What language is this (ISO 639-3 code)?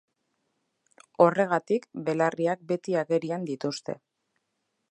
eus